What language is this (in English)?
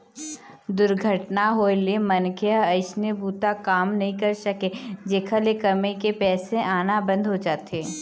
Chhattisgarhi